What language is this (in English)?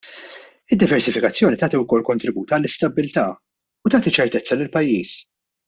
Maltese